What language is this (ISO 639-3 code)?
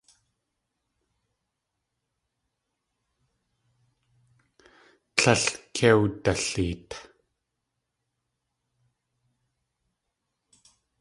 tli